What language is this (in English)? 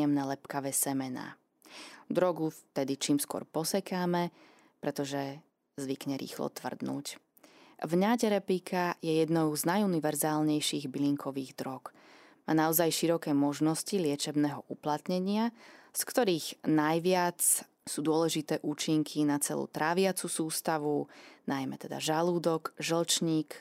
Slovak